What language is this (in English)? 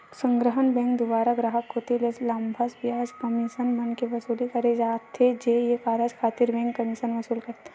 Chhattisgarhi